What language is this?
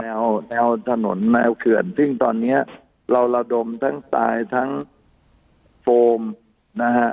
Thai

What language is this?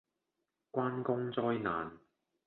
Cantonese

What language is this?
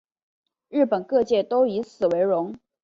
Chinese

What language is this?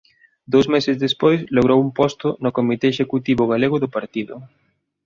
Galician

